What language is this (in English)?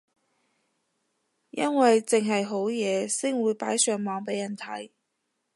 Cantonese